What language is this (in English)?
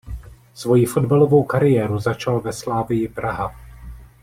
Czech